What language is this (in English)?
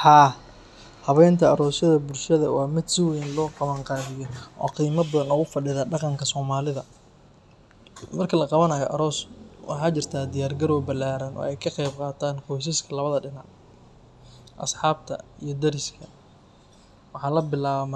Somali